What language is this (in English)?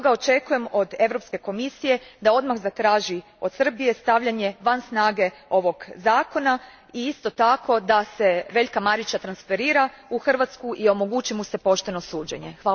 Croatian